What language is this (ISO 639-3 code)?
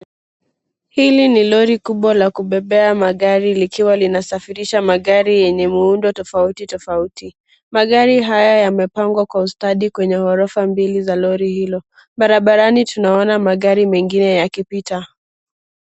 swa